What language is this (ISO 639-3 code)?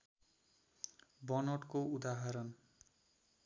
nep